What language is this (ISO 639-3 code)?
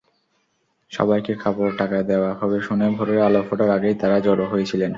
ben